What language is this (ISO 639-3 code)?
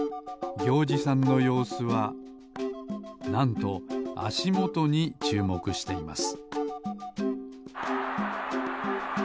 jpn